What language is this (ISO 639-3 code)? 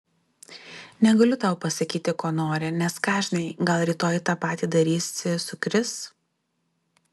lit